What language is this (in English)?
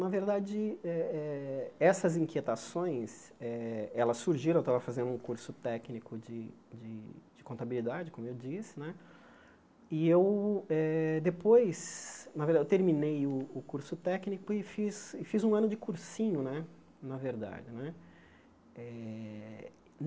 Portuguese